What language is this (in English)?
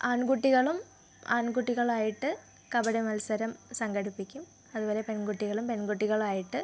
Malayalam